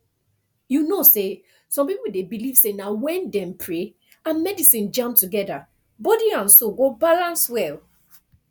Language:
Nigerian Pidgin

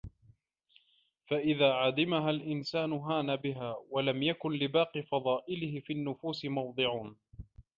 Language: Arabic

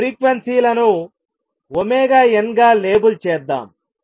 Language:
Telugu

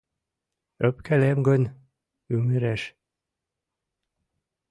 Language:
Mari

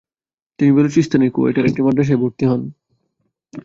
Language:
Bangla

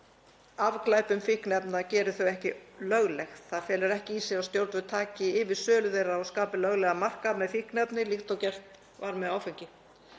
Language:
Icelandic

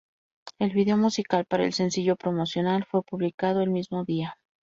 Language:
Spanish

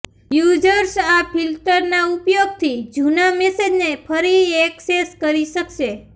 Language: Gujarati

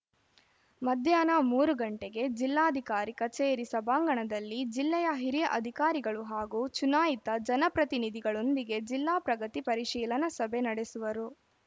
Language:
Kannada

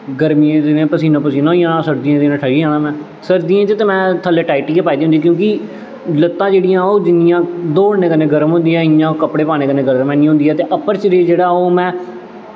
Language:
Dogri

